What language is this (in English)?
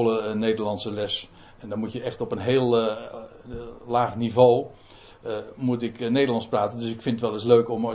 Dutch